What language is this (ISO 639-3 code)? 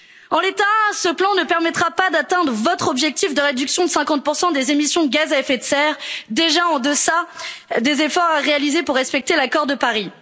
fra